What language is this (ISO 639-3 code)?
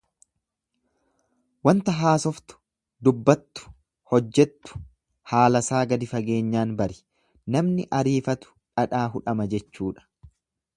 orm